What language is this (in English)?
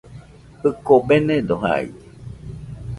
Nüpode Huitoto